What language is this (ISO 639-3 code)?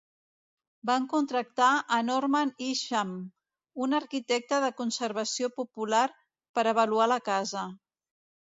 cat